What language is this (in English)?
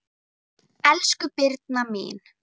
Icelandic